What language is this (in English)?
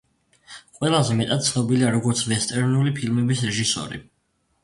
Georgian